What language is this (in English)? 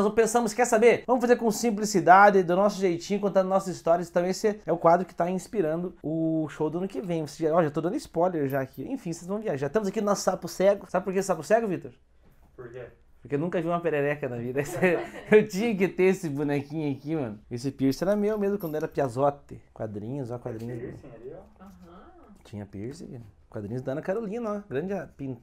Portuguese